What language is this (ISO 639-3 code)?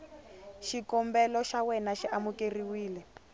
tso